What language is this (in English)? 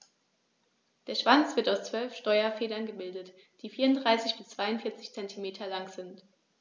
German